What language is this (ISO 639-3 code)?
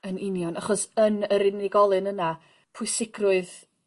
cym